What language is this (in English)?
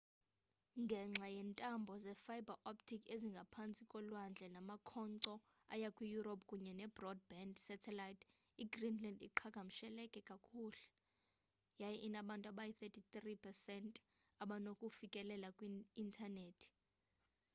Xhosa